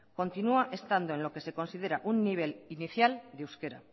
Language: Spanish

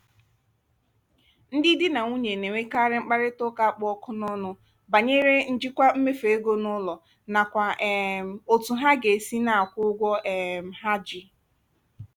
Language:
Igbo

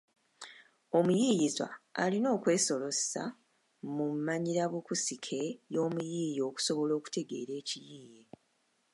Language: Ganda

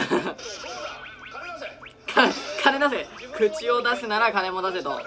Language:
Japanese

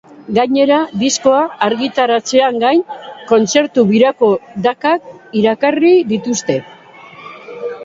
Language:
Basque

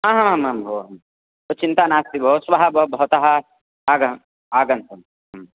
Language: Sanskrit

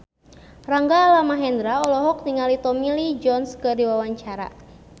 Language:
Sundanese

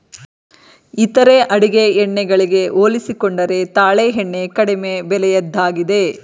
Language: Kannada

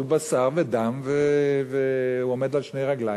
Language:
Hebrew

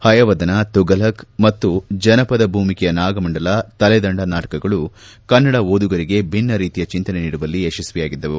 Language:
Kannada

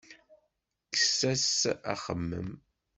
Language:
Kabyle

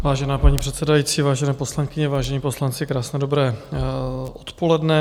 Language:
Czech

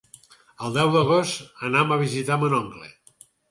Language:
Catalan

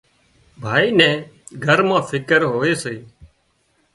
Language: Wadiyara Koli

